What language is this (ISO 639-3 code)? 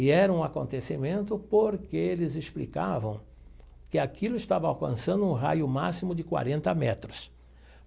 por